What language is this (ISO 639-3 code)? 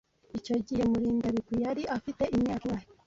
kin